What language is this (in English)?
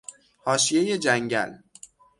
Persian